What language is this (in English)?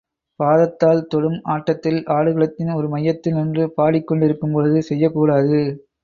Tamil